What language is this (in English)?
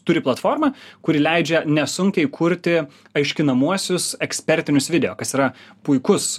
Lithuanian